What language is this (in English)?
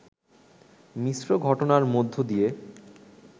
Bangla